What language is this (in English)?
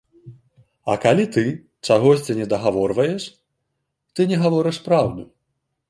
Belarusian